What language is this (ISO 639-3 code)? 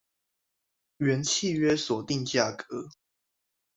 zho